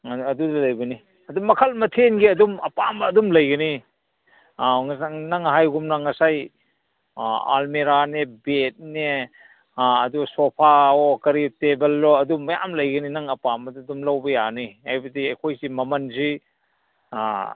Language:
Manipuri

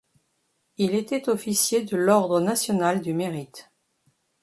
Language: French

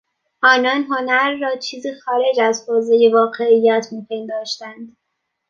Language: Persian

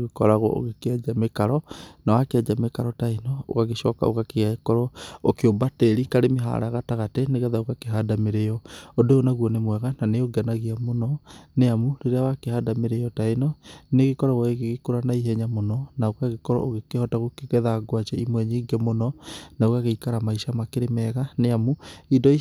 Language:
Kikuyu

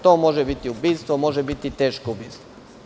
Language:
Serbian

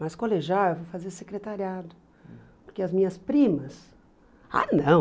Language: Portuguese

